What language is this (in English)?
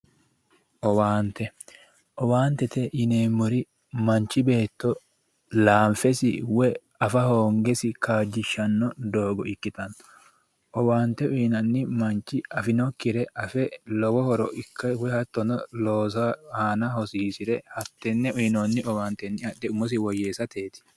Sidamo